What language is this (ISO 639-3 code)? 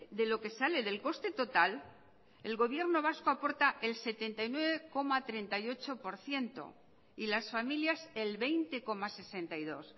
spa